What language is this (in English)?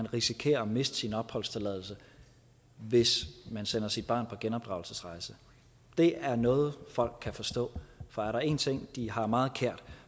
Danish